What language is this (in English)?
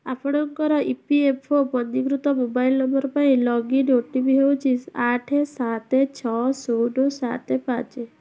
Odia